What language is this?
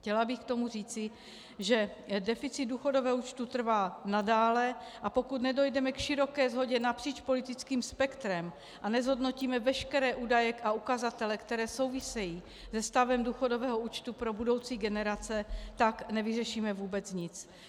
Czech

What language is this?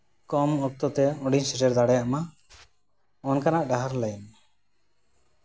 Santali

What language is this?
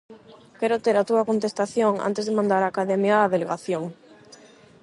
Galician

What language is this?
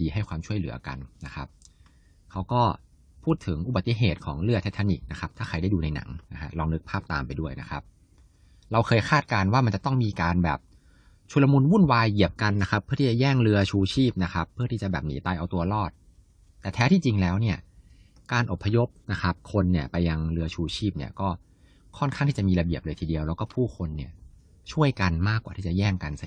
Thai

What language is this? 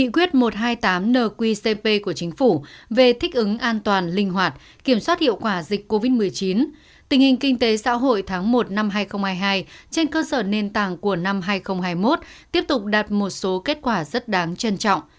Vietnamese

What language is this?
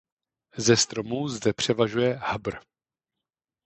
Czech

